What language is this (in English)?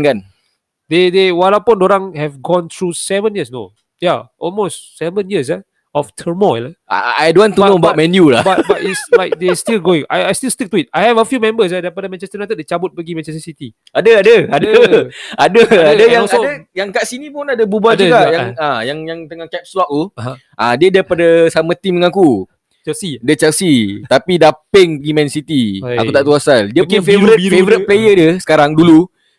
Malay